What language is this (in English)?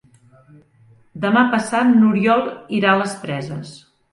Catalan